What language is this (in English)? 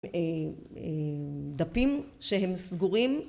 Hebrew